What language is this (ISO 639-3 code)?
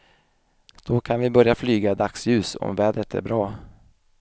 swe